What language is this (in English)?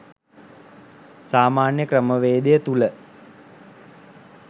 Sinhala